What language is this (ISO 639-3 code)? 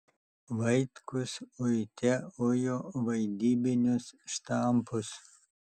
lit